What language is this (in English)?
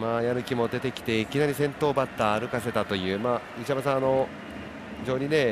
Japanese